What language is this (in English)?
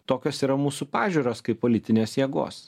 Lithuanian